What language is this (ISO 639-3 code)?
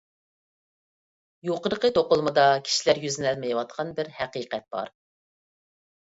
uig